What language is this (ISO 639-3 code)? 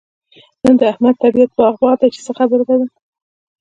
pus